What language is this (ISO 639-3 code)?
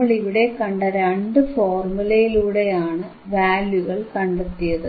mal